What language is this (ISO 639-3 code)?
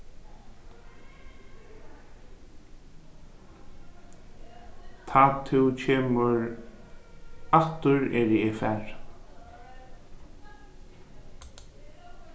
fao